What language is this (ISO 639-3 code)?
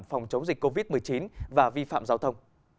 vie